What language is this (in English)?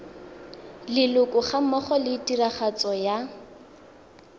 Tswana